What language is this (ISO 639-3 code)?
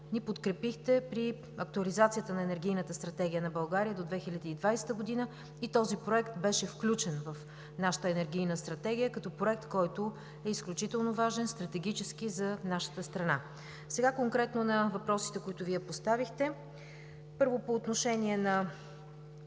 bul